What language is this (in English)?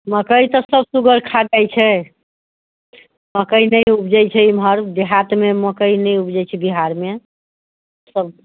Maithili